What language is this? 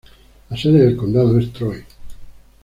Spanish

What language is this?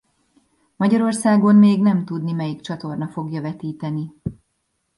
Hungarian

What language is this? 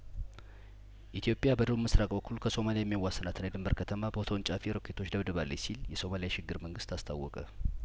Amharic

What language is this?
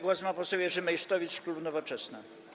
Polish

